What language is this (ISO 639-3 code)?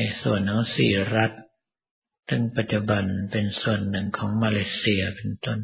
tha